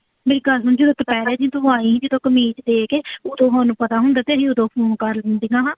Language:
Punjabi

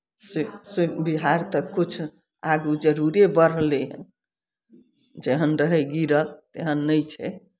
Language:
Maithili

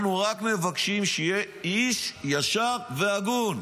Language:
Hebrew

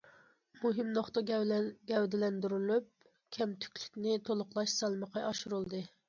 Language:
Uyghur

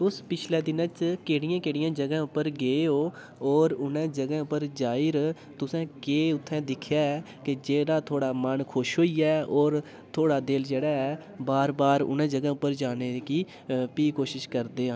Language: Dogri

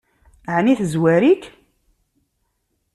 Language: Kabyle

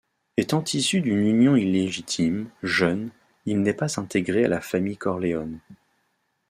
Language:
French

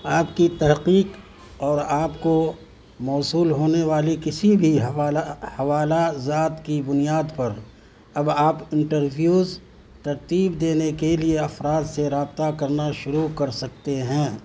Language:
Urdu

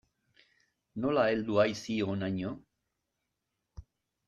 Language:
Basque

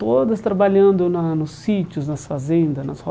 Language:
Portuguese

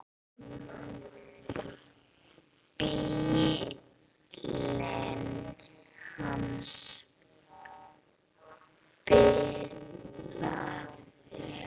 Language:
Icelandic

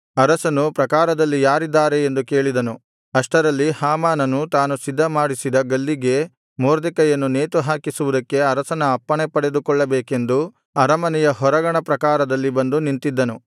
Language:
Kannada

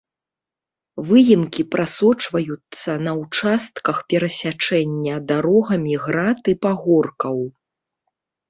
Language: Belarusian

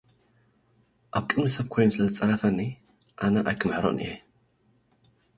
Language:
Tigrinya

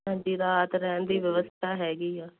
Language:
Punjabi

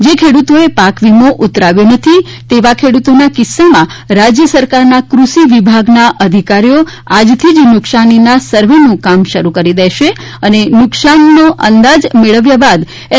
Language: Gujarati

